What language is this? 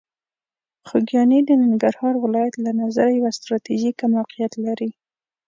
Pashto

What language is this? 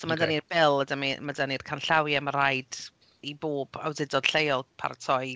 Welsh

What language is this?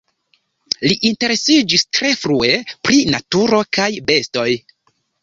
Esperanto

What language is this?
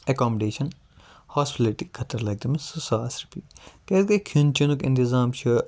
Kashmiri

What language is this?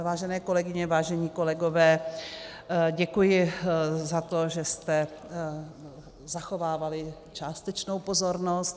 Czech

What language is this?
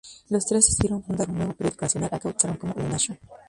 Spanish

